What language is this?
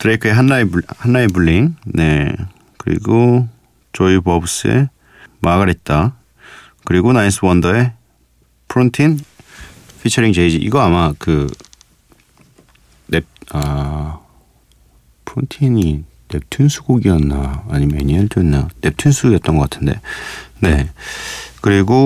Korean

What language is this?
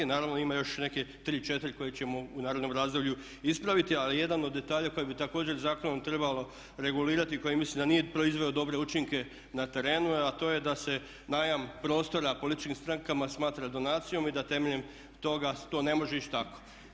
Croatian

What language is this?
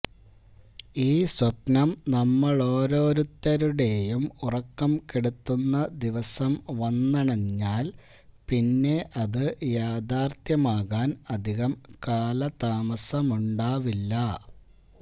Malayalam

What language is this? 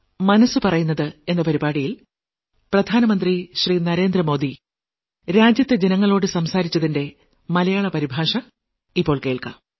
Malayalam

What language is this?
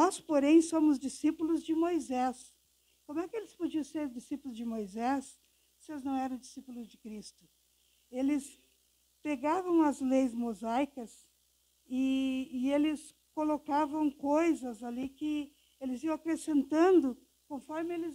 Portuguese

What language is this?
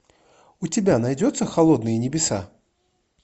Russian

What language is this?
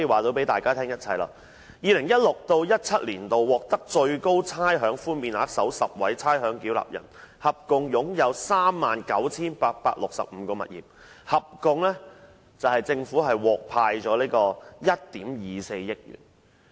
Cantonese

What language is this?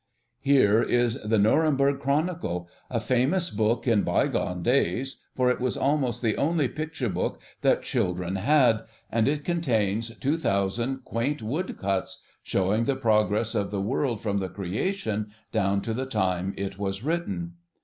English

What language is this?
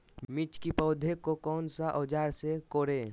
Magahi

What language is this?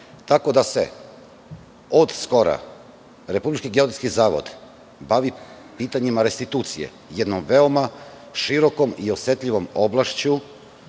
Serbian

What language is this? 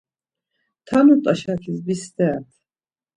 Laz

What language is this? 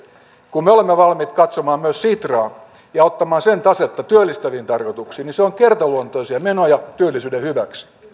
Finnish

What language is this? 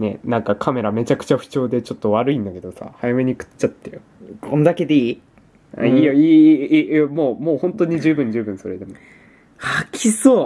Japanese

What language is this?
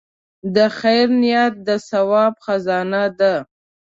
Pashto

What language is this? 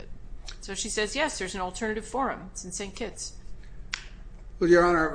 English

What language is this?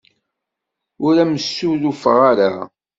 Kabyle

